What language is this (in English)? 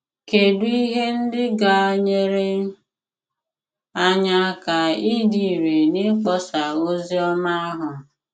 Igbo